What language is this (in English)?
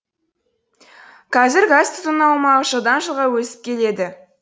Kazakh